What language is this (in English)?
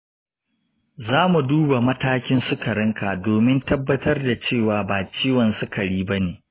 Hausa